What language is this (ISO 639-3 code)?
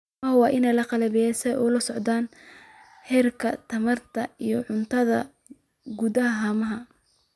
som